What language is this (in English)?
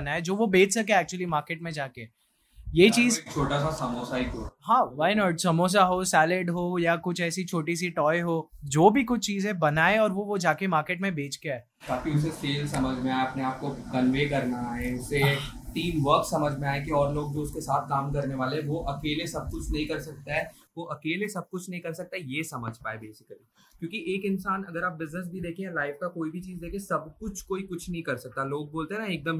Hindi